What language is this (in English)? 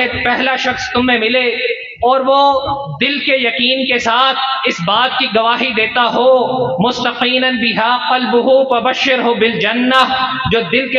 Hindi